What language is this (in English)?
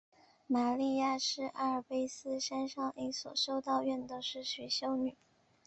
Chinese